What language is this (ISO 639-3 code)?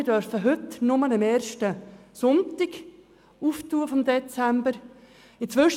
gsw